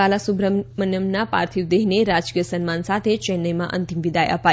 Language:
Gujarati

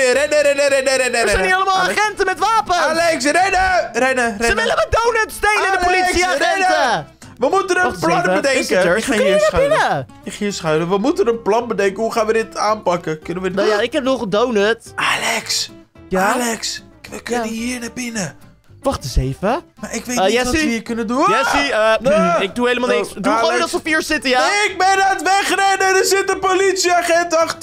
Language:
Dutch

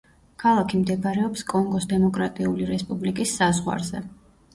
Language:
Georgian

